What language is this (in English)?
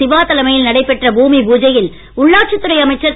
Tamil